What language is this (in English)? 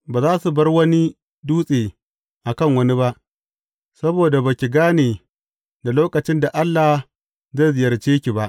Hausa